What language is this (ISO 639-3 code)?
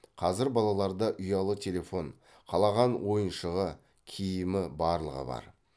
kaz